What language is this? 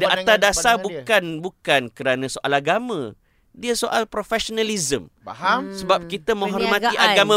Malay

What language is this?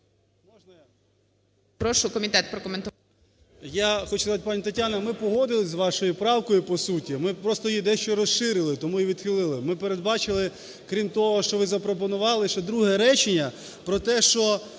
Ukrainian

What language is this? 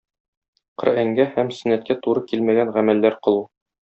Tatar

